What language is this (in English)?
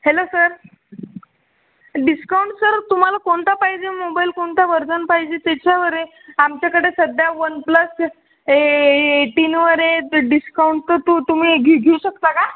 Marathi